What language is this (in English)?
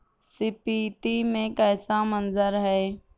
Urdu